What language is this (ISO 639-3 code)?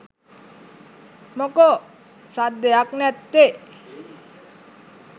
sin